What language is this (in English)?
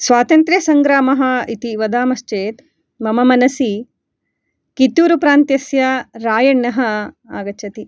Sanskrit